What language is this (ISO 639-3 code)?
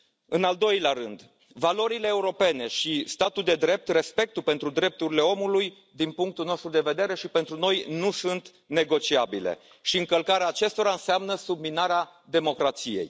ron